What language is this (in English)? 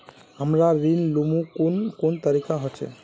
Magahi